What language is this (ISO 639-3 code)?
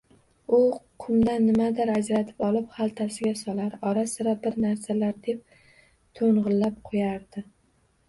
uzb